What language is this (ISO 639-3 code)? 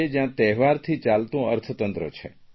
guj